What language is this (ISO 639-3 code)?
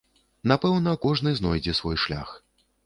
bel